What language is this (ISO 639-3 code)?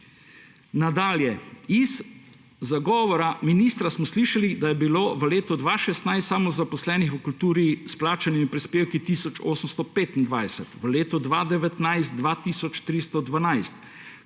slv